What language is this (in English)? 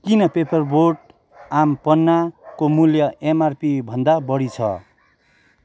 Nepali